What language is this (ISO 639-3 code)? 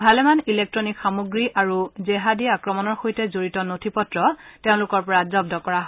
asm